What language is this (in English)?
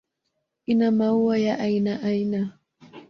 Swahili